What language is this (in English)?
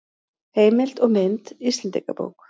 Icelandic